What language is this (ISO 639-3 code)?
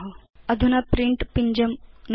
san